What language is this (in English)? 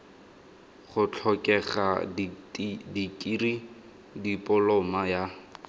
Tswana